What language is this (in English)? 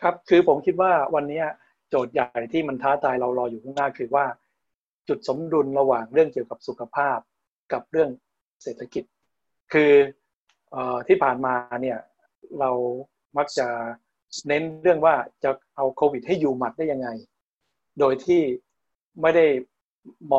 Thai